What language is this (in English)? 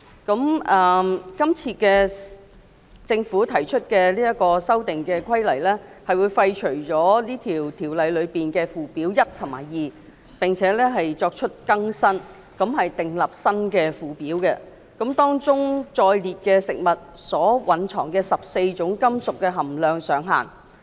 Cantonese